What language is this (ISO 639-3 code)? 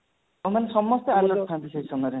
ori